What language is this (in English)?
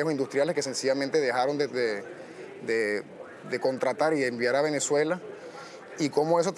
Spanish